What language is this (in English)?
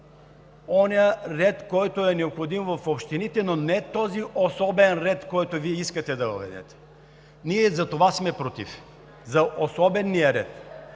Bulgarian